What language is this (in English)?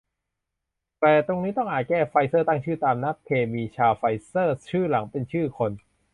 Thai